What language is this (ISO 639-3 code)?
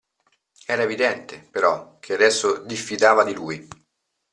ita